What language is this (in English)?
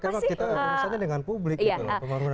Indonesian